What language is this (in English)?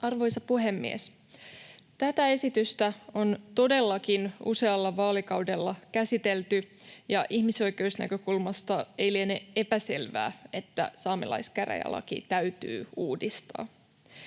Finnish